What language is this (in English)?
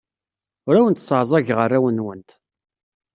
Kabyle